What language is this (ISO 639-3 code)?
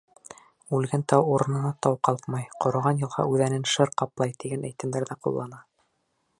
bak